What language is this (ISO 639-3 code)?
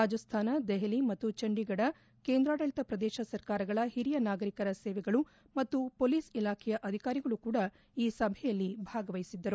kan